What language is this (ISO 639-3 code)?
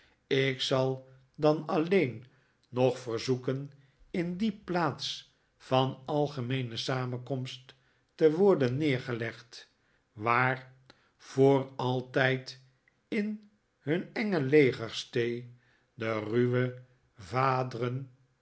nld